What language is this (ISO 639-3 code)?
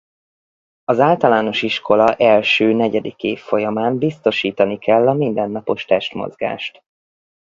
hun